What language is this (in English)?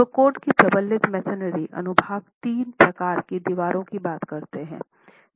Hindi